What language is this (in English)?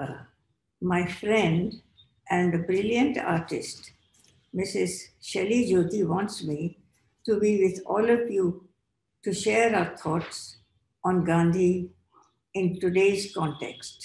English